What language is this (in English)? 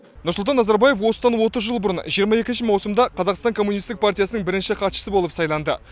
Kazakh